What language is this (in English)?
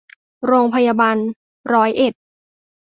Thai